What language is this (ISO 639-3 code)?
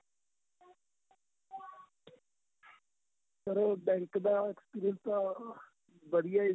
pan